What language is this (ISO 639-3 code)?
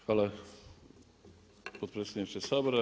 hrv